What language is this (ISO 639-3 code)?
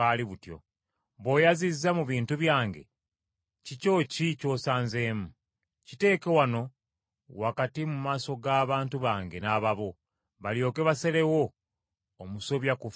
lug